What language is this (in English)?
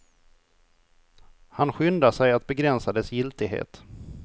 Swedish